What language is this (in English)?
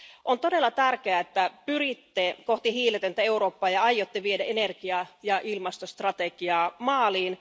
Finnish